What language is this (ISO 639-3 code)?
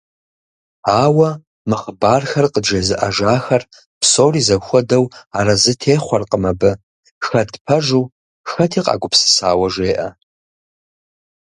kbd